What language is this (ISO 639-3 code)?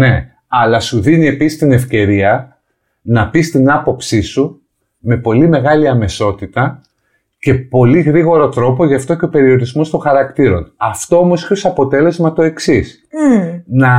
ell